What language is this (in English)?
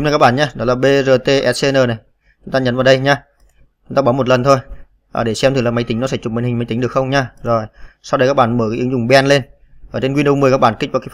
Vietnamese